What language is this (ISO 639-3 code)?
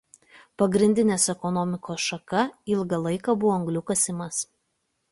lit